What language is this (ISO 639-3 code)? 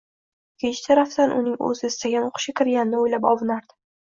uzb